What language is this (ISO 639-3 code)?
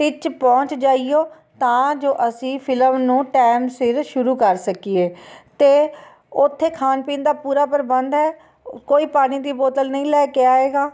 pan